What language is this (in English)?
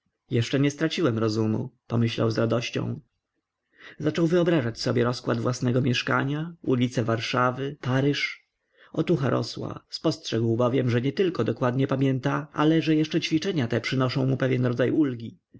Polish